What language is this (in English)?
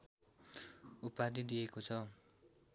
Nepali